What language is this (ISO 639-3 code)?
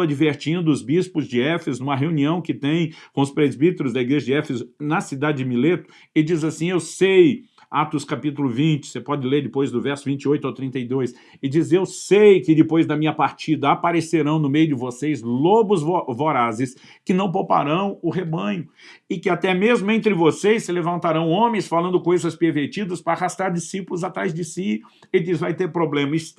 por